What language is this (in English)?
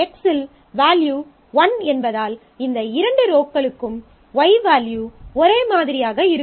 Tamil